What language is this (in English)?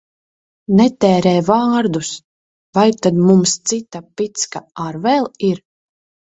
Latvian